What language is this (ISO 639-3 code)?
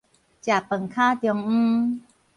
nan